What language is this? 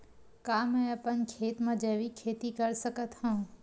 Chhattisgarhi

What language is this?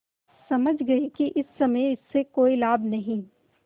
Hindi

